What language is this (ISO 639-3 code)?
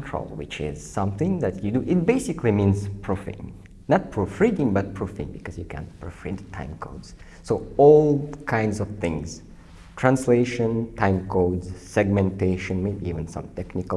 eng